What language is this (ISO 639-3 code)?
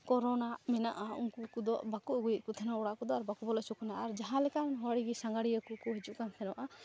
sat